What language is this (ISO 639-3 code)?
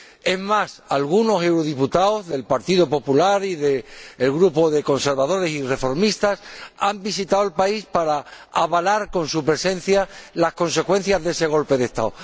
spa